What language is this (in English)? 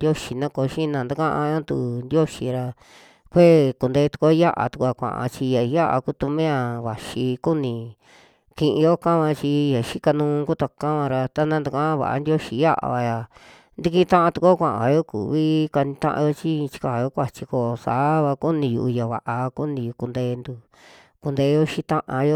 Western Juxtlahuaca Mixtec